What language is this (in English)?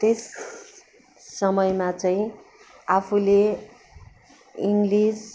Nepali